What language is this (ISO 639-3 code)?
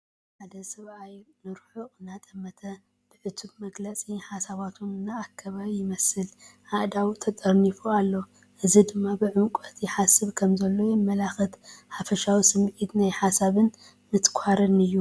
tir